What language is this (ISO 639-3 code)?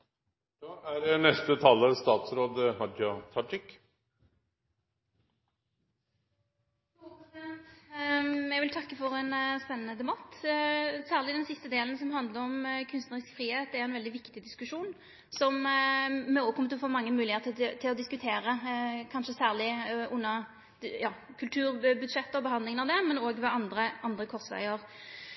nor